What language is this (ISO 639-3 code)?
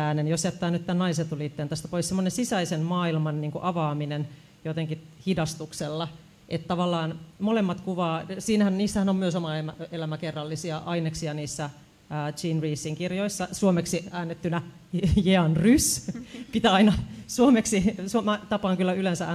fin